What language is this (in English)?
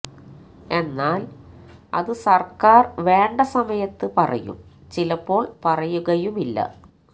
Malayalam